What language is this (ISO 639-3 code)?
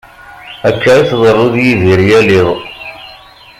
kab